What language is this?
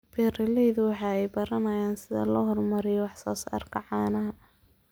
Somali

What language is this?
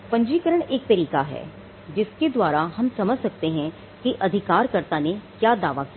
Hindi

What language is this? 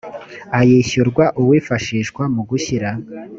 Kinyarwanda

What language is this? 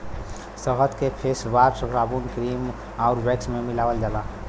Bhojpuri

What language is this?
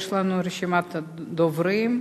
Hebrew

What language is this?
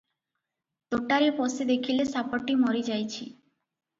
Odia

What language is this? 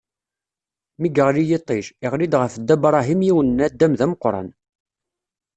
Kabyle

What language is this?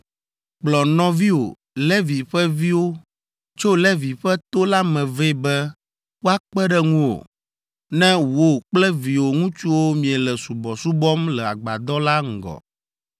Ewe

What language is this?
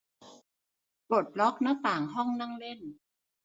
Thai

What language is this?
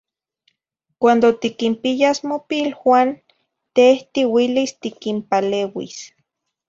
Zacatlán-Ahuacatlán-Tepetzintla Nahuatl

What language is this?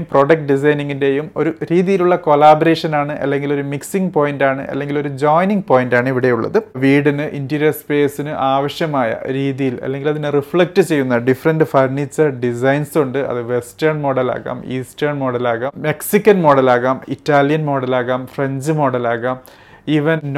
Malayalam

